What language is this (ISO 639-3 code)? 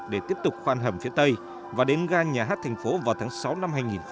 vie